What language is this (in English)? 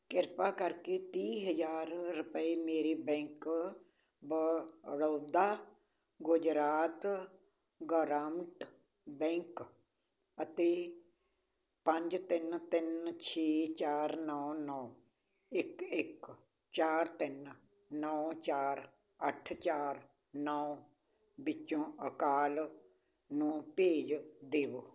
Punjabi